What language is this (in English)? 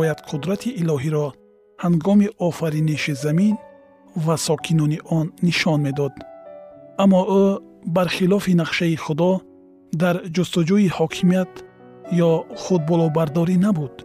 Persian